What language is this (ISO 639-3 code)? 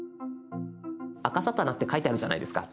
jpn